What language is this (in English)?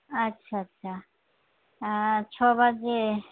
Santali